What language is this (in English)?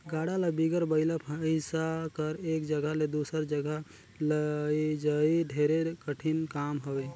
Chhattisgarhi